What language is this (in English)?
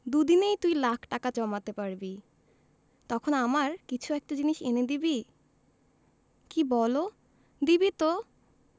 Bangla